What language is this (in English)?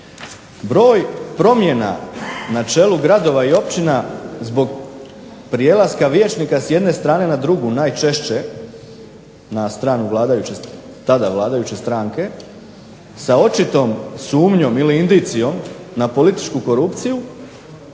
Croatian